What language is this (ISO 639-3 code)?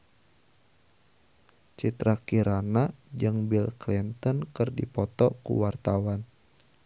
sun